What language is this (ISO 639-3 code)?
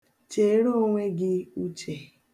ibo